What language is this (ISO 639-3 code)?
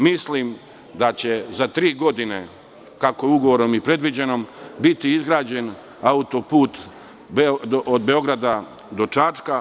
srp